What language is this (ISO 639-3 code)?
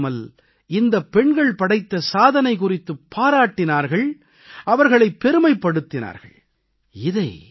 tam